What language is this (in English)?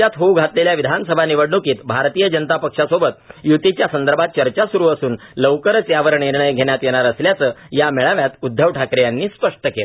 Marathi